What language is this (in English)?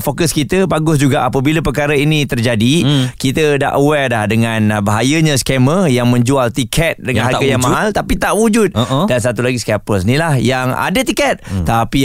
Malay